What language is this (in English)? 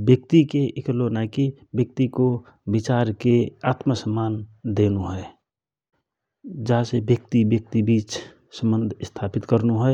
Rana Tharu